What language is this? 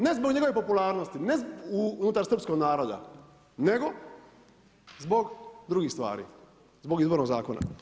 Croatian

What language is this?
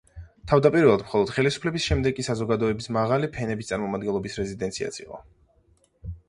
Georgian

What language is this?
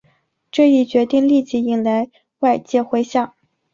Chinese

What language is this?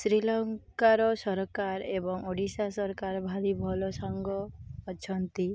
Odia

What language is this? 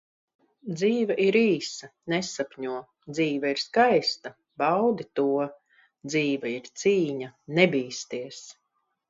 Latvian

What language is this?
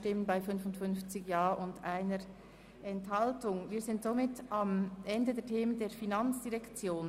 Swiss German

